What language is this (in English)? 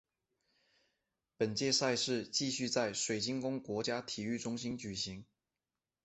Chinese